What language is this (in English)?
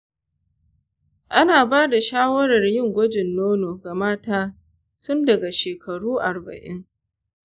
Hausa